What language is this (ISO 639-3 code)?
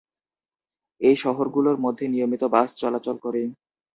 ben